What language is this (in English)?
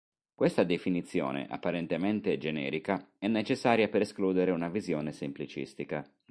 Italian